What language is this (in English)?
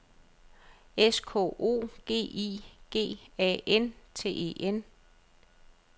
Danish